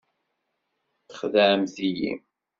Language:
Kabyle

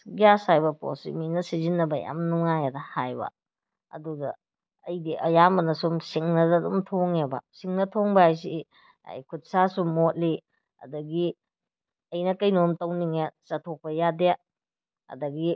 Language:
Manipuri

